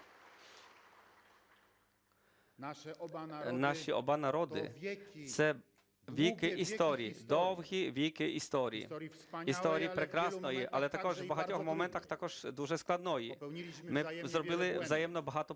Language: Ukrainian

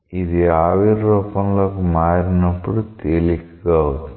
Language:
Telugu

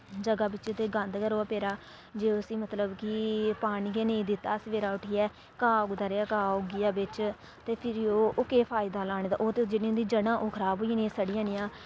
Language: Dogri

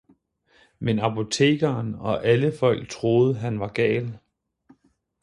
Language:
Danish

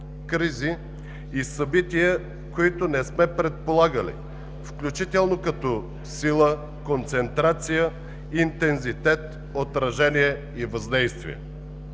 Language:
Bulgarian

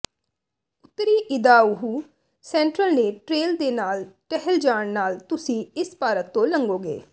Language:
Punjabi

